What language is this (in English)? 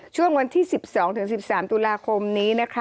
Thai